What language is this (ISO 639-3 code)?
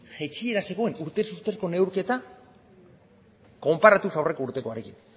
eus